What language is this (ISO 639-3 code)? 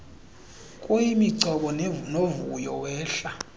xho